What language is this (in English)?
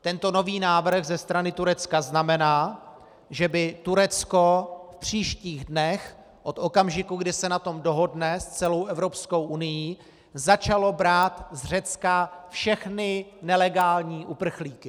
Czech